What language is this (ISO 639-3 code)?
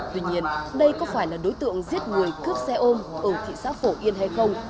vie